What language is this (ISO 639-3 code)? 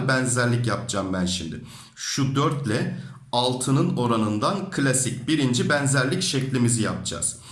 tur